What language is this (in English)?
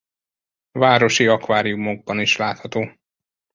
Hungarian